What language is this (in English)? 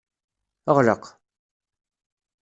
Kabyle